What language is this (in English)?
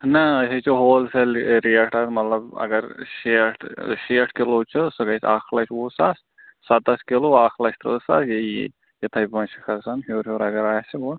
Kashmiri